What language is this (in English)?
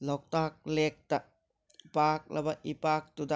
Manipuri